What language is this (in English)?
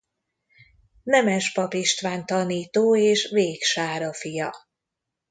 Hungarian